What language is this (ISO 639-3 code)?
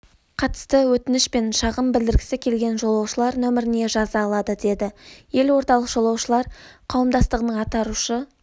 kaz